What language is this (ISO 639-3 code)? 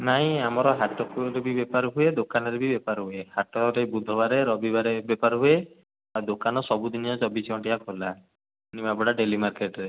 ori